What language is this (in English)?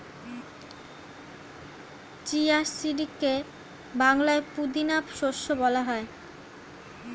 Bangla